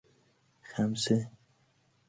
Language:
Persian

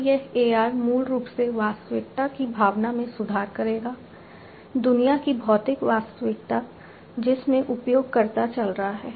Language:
Hindi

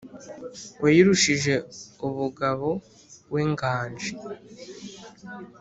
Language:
Kinyarwanda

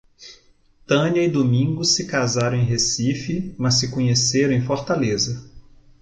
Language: Portuguese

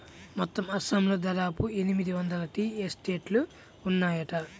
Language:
Telugu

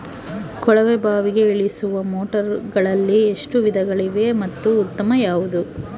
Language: Kannada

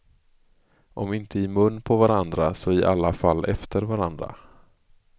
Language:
Swedish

